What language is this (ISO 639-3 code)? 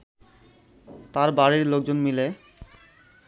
ben